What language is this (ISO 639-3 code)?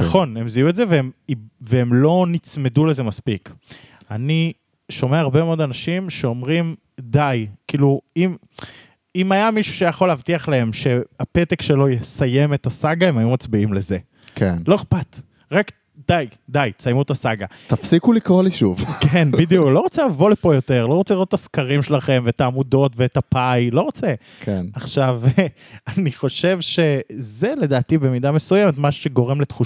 heb